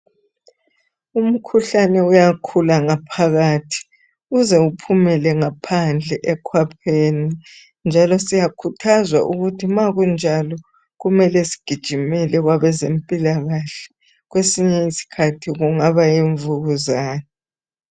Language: North Ndebele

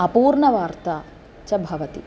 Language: Sanskrit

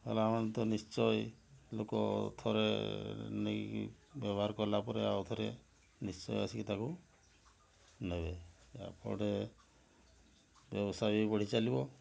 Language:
Odia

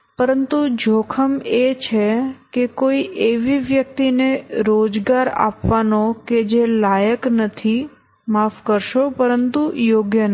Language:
Gujarati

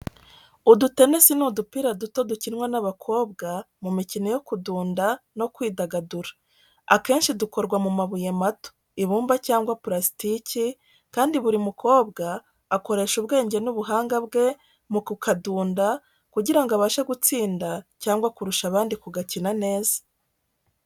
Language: Kinyarwanda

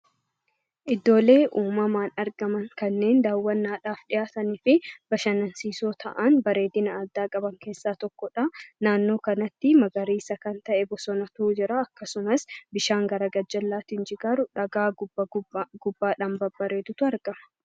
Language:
Oromo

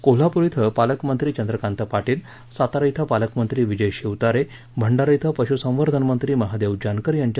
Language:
Marathi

